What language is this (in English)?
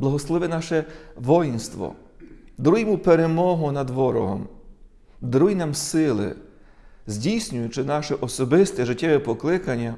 Ukrainian